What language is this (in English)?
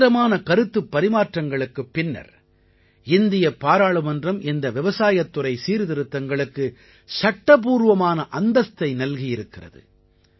Tamil